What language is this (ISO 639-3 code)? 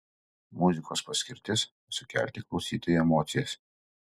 lit